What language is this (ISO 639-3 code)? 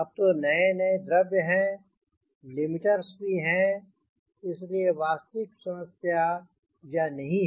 hin